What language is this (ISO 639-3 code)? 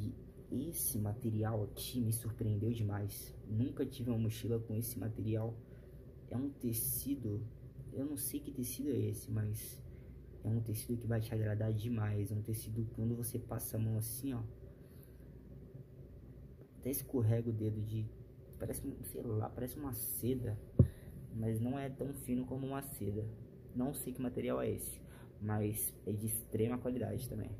por